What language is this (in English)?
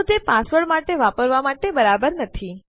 Gujarati